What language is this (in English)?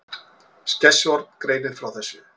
Icelandic